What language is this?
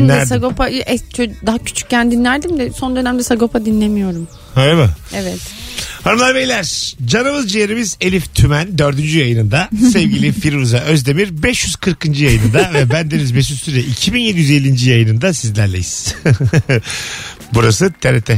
Turkish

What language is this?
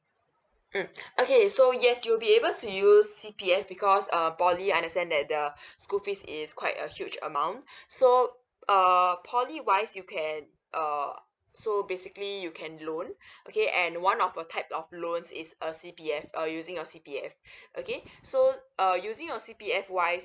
English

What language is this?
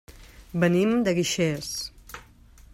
Catalan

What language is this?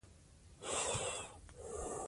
Pashto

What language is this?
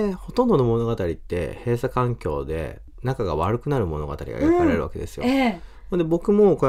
Japanese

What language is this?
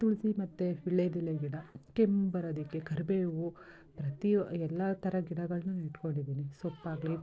Kannada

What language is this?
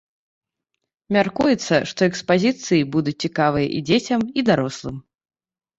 Belarusian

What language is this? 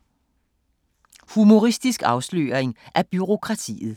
Danish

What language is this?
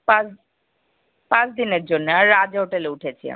Bangla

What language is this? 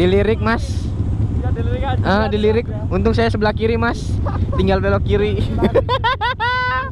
Indonesian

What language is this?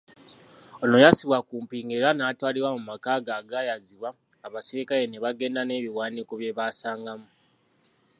Ganda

